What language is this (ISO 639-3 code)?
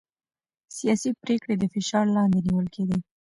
pus